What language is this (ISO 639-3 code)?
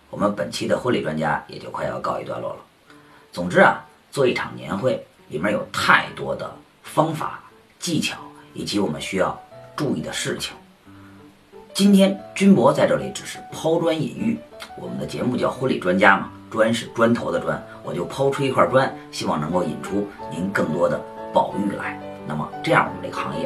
zho